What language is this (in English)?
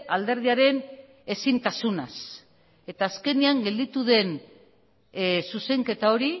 Basque